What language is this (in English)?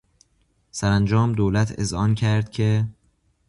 Persian